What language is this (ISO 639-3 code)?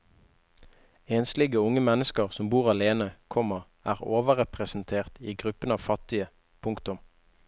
nor